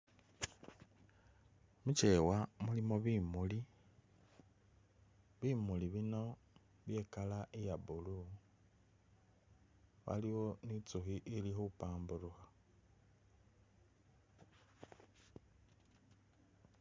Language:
Masaaba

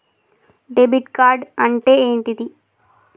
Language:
Telugu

